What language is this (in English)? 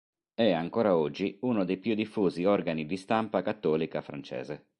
Italian